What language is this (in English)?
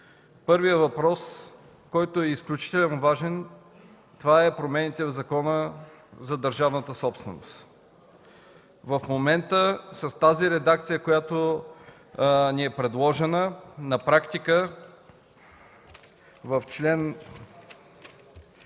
Bulgarian